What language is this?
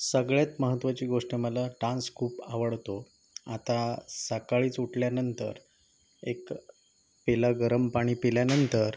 Marathi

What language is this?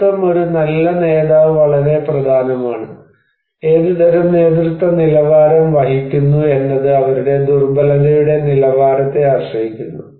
Malayalam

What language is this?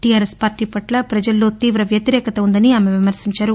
Telugu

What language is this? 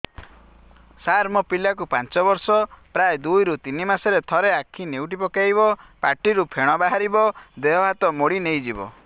Odia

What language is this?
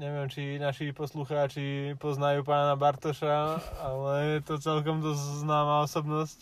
Slovak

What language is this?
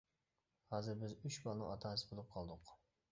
Uyghur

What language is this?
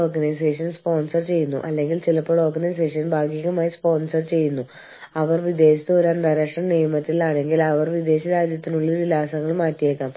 Malayalam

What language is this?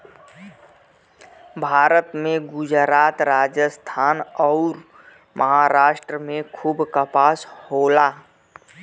Bhojpuri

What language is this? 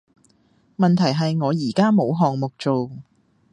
Cantonese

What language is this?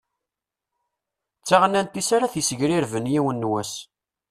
Kabyle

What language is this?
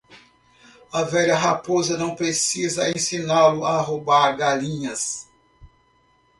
Portuguese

